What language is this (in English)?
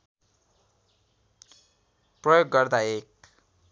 Nepali